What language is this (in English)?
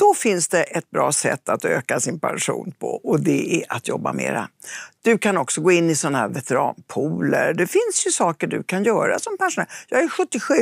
Swedish